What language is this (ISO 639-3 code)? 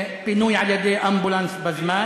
heb